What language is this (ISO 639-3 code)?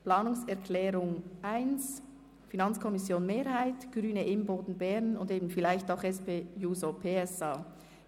gsw